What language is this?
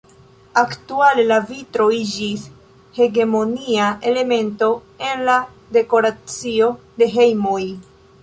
Esperanto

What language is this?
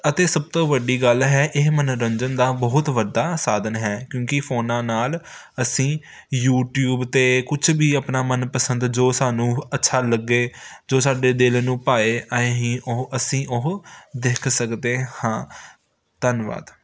Punjabi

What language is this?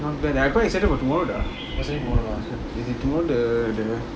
English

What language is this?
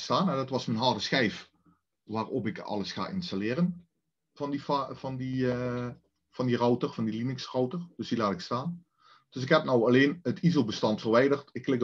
Dutch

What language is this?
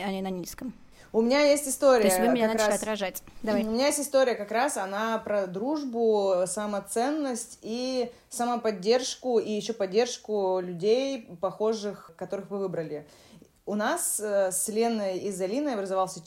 Russian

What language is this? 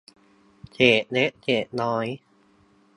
Thai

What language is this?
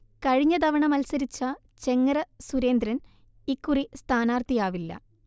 Malayalam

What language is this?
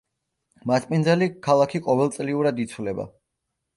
Georgian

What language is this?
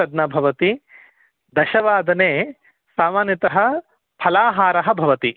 Sanskrit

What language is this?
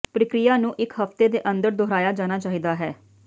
Punjabi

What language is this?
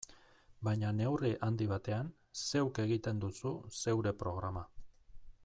Basque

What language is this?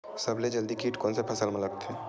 Chhattisgarhi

